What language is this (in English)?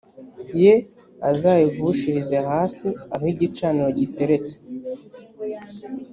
Kinyarwanda